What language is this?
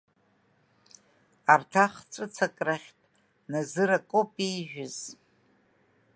Abkhazian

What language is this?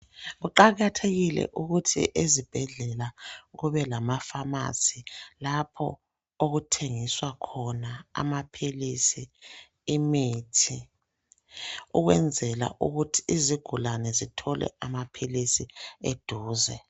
North Ndebele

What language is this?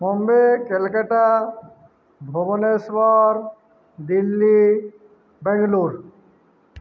Odia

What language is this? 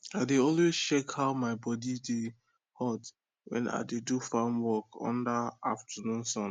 Nigerian Pidgin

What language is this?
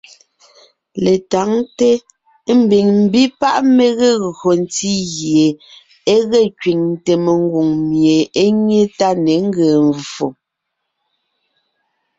Ngiemboon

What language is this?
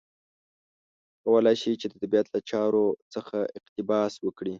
Pashto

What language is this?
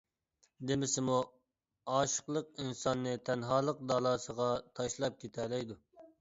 Uyghur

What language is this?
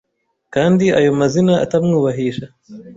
Kinyarwanda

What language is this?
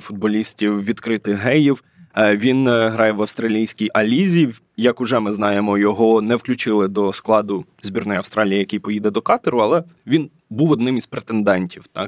Ukrainian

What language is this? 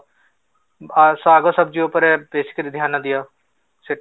Odia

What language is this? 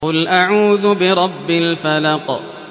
Arabic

